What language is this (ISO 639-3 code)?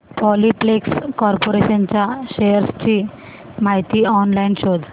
mar